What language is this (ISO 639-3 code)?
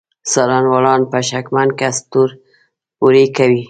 pus